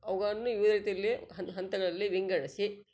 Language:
Kannada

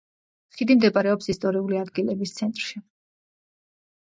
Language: Georgian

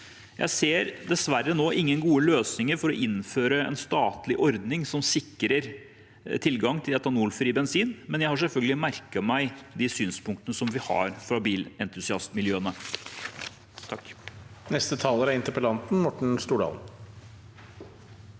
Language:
Norwegian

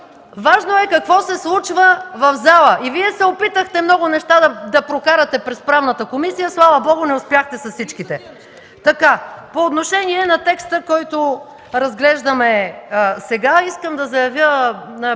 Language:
Bulgarian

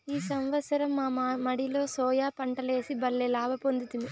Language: Telugu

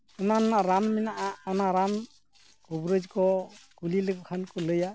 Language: Santali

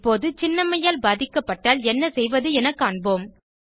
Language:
Tamil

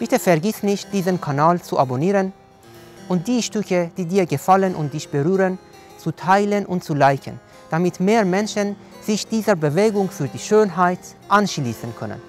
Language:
German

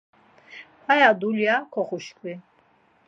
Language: Laz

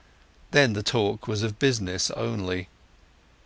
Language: English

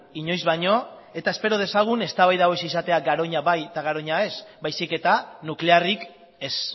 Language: Basque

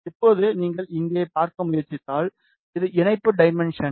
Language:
Tamil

